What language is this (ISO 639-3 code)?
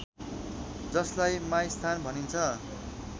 nep